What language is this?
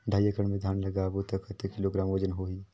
Chhattisgarhi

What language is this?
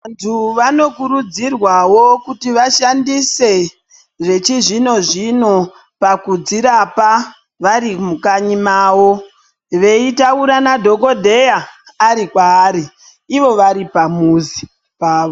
Ndau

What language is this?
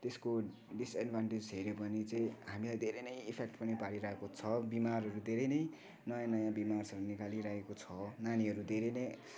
Nepali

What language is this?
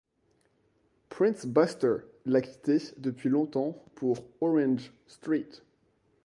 French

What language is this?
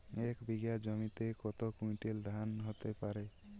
Bangla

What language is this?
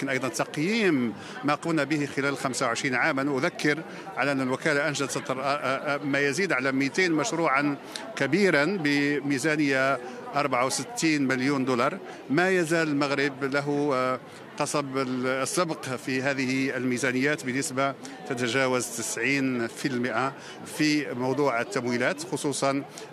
Arabic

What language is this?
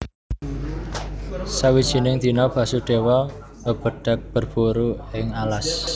Javanese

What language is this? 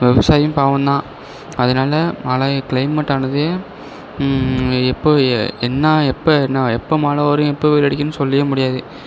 Tamil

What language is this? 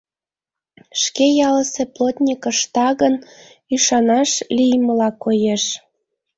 Mari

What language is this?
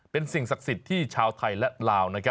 Thai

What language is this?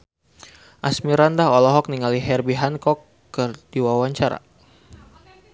Sundanese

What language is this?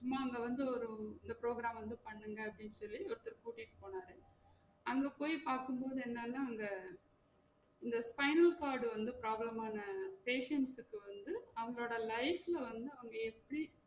Tamil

